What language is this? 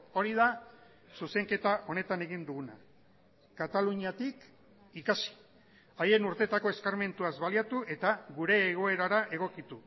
Basque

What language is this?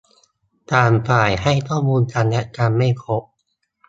Thai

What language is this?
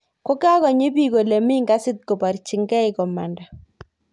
Kalenjin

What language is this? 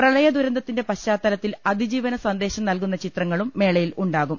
Malayalam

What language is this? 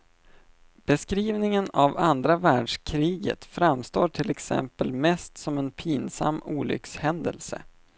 Swedish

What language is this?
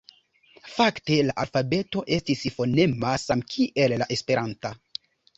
Esperanto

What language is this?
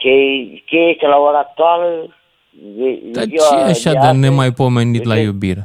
Romanian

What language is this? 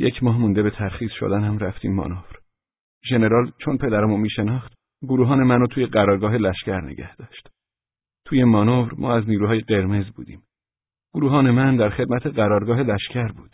Persian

